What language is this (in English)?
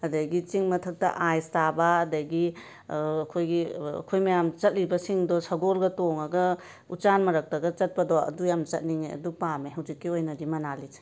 Manipuri